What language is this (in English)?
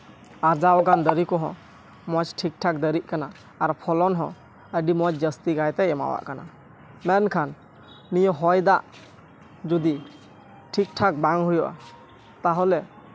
Santali